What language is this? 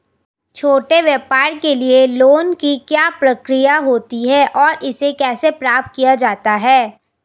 Hindi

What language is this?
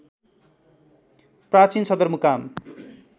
Nepali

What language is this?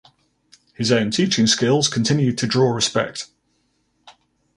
English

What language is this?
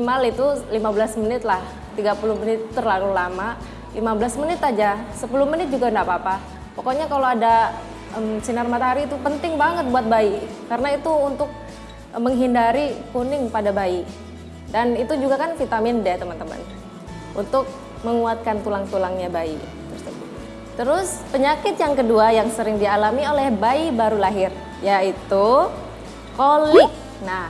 Indonesian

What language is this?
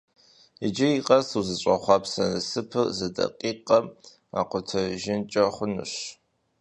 Kabardian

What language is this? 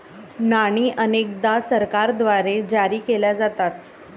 Marathi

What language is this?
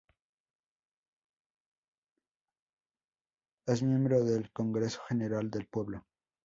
Spanish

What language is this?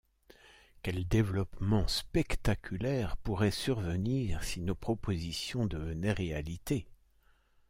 French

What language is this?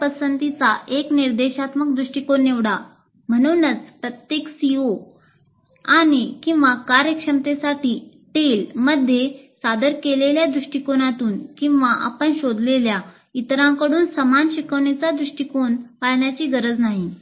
Marathi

